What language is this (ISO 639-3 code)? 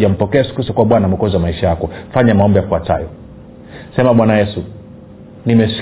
swa